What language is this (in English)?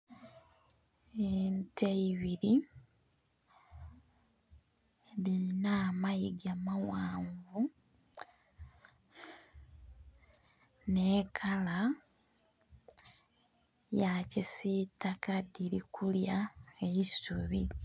Soga